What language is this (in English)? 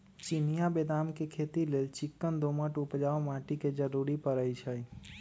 Magahi